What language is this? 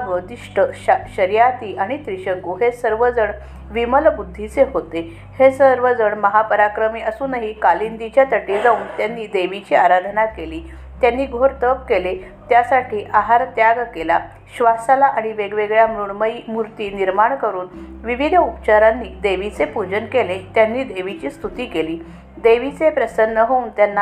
Marathi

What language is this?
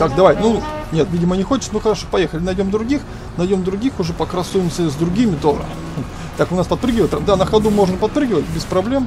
Russian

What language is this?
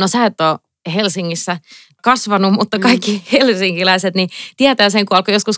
Finnish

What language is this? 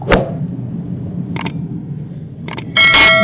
Indonesian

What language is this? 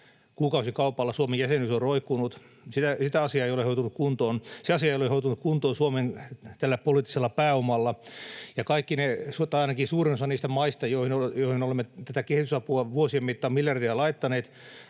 Finnish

